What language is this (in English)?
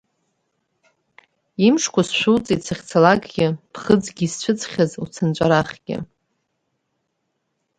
Abkhazian